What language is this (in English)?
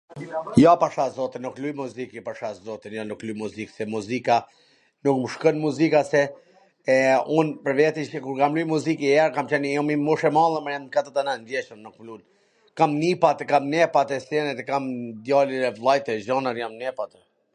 Gheg Albanian